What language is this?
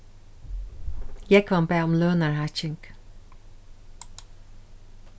Faroese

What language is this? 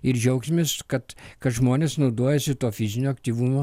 Lithuanian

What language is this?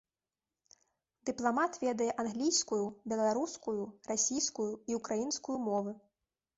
Belarusian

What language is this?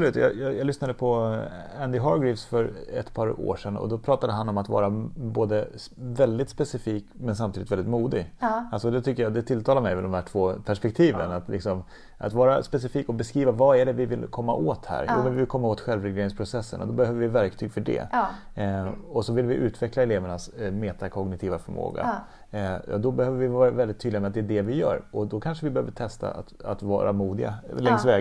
Swedish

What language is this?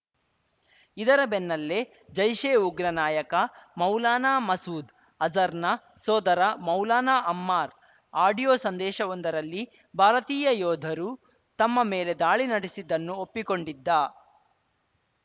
Kannada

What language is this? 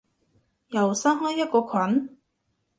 Cantonese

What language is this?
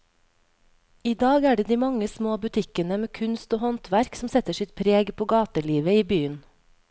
Norwegian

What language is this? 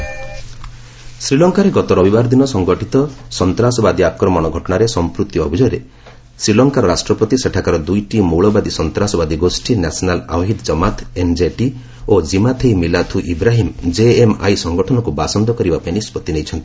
Odia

